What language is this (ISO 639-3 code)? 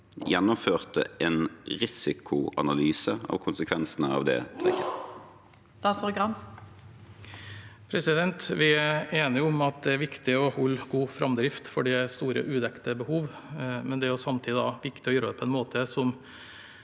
nor